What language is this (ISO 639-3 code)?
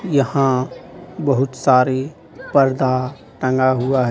hin